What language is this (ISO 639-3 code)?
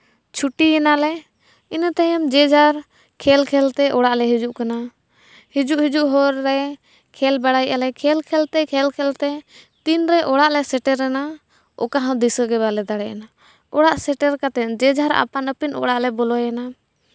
sat